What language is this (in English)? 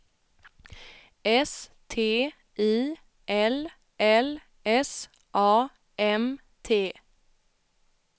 Swedish